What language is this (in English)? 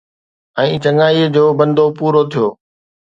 Sindhi